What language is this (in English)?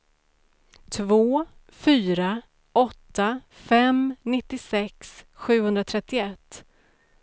Swedish